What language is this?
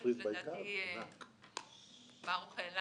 Hebrew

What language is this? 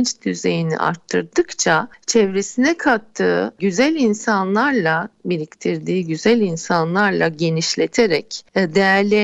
Turkish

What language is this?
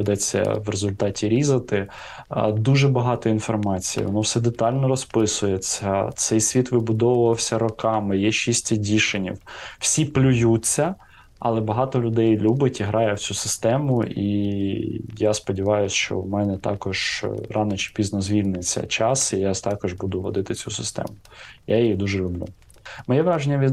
Ukrainian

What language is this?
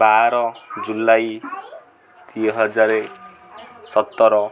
Odia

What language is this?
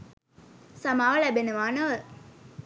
Sinhala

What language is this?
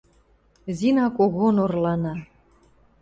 Western Mari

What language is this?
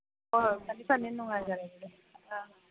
Manipuri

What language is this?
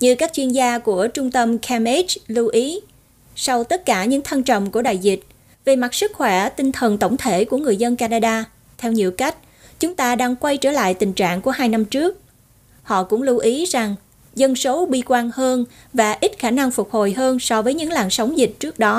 Vietnamese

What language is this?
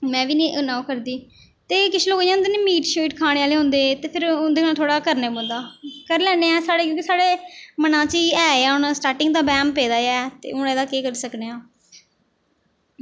Dogri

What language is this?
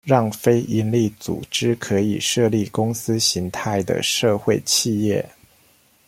Chinese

